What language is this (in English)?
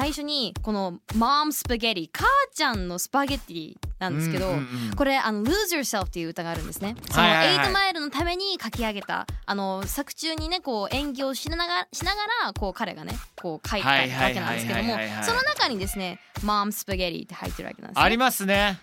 Japanese